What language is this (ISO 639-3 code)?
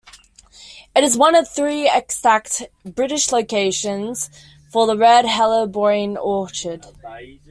eng